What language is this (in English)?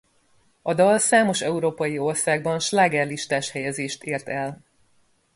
Hungarian